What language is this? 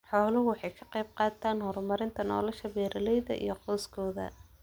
Somali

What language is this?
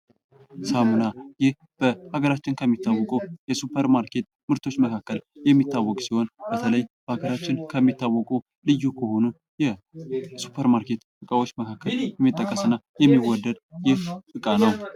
Amharic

